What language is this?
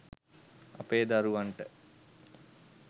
Sinhala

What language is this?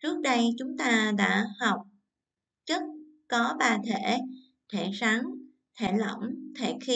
Vietnamese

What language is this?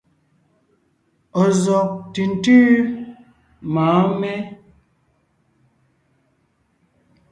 Ngiemboon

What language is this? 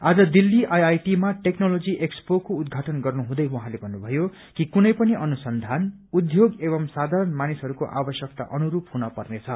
Nepali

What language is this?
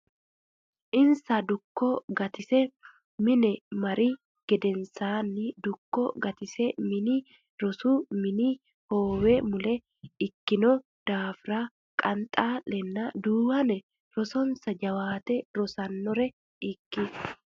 Sidamo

